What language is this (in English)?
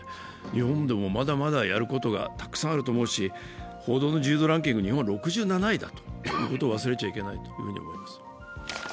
Japanese